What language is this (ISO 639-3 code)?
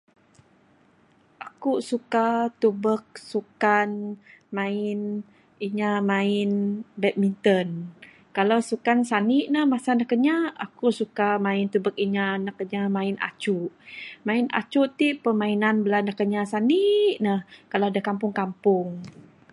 sdo